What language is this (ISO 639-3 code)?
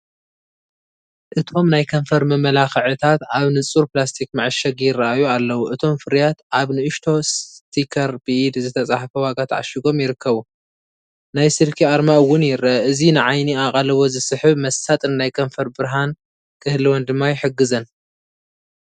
tir